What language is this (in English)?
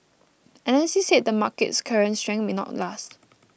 English